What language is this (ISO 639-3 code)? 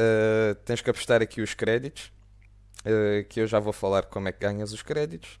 por